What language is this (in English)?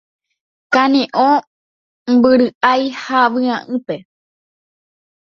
Guarani